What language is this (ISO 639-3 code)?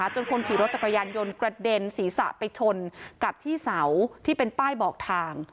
tha